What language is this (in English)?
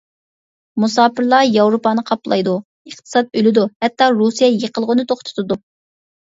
Uyghur